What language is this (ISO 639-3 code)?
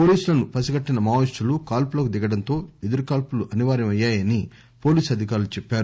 tel